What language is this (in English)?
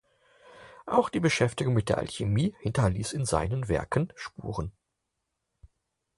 German